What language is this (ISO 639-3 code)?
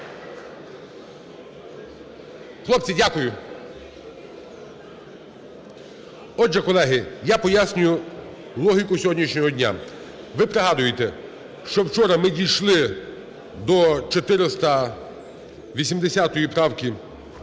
ukr